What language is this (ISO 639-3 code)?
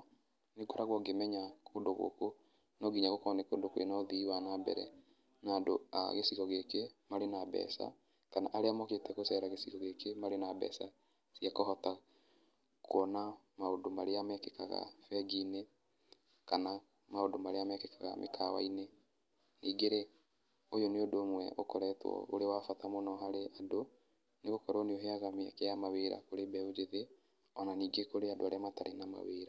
kik